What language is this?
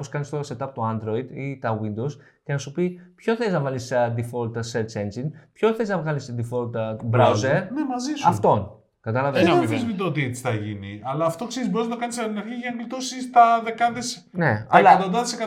Greek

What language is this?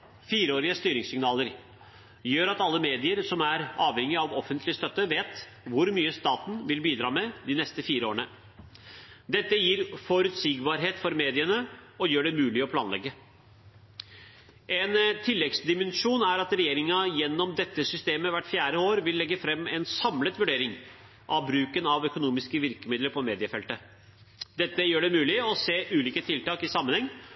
Norwegian Bokmål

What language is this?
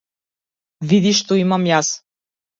Macedonian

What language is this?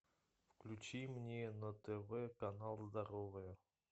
Russian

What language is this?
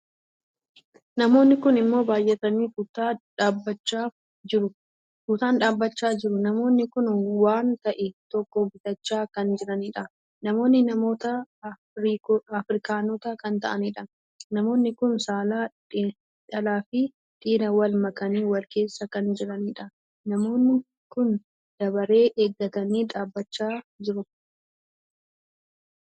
Oromo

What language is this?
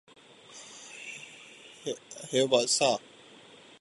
Urdu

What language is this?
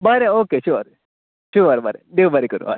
Konkani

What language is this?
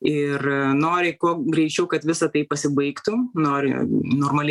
Lithuanian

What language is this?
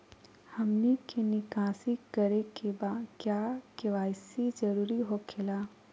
Magahi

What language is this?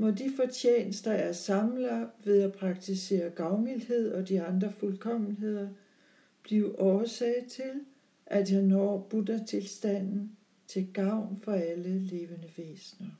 Danish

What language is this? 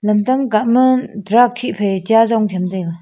Wancho Naga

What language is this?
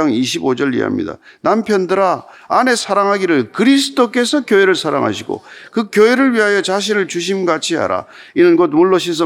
Korean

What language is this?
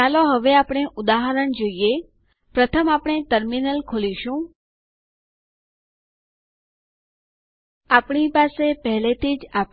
Gujarati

